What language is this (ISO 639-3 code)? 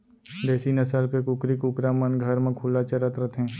hne